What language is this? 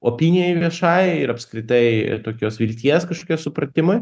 Lithuanian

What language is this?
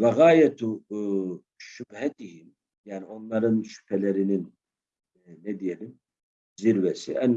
Turkish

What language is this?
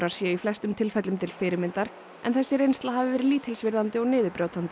Icelandic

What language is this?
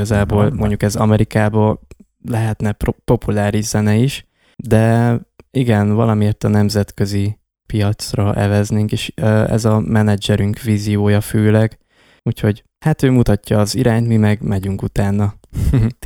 Hungarian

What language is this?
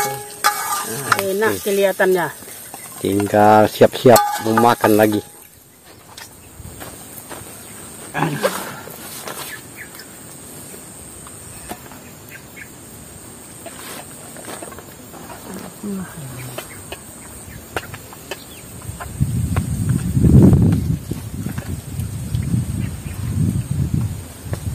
Indonesian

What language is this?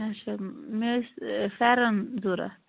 Kashmiri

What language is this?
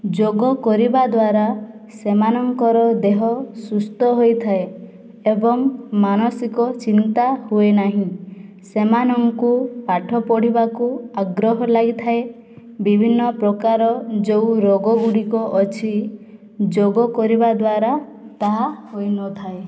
Odia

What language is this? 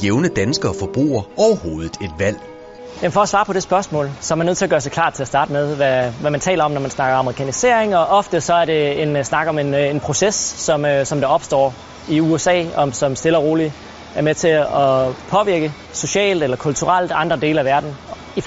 Danish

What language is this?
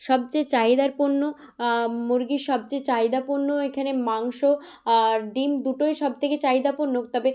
Bangla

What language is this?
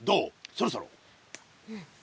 Japanese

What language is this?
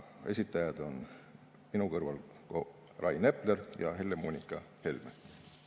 Estonian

